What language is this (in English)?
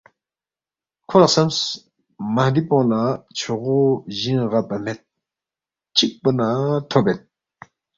Balti